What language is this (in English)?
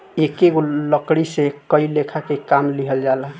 Bhojpuri